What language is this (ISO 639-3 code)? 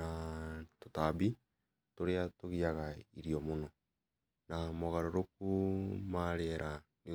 kik